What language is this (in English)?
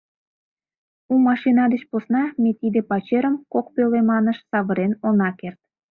Mari